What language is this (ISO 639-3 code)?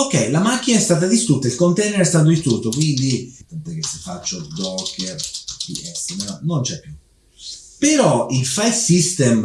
ita